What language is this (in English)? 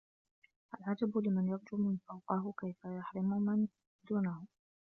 Arabic